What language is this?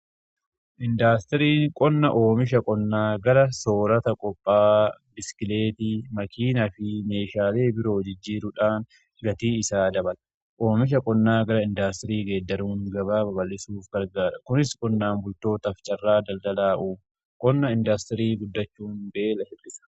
Oromo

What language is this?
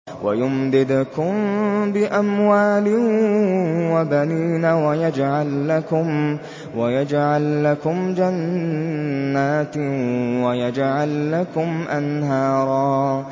Arabic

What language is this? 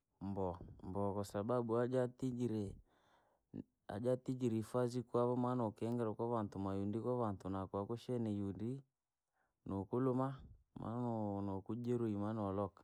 Langi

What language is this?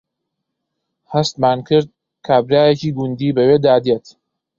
Central Kurdish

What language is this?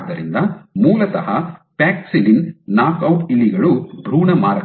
Kannada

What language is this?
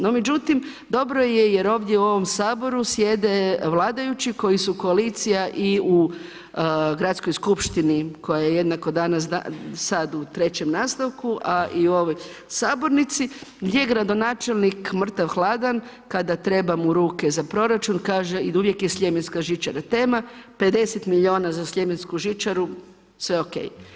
Croatian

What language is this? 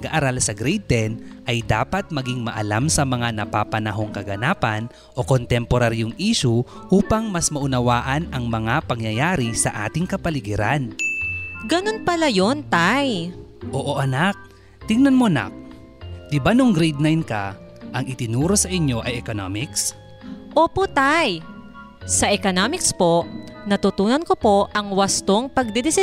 Filipino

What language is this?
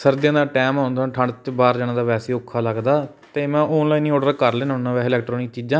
Punjabi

